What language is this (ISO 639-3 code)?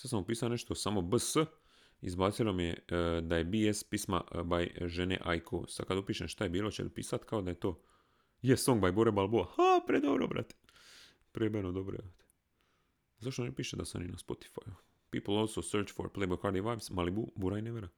hrv